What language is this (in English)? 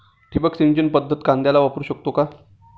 Marathi